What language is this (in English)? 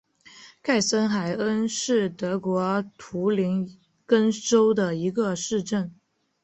Chinese